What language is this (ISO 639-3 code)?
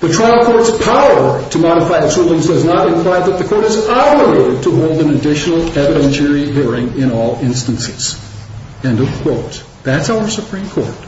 eng